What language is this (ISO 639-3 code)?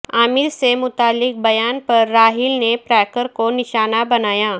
urd